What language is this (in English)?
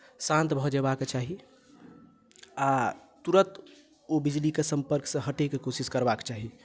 Maithili